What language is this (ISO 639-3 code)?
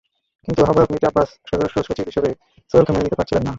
ben